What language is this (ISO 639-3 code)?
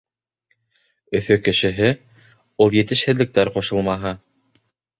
bak